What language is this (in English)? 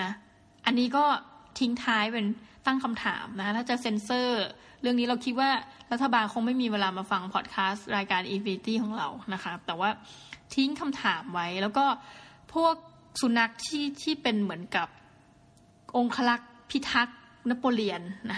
Thai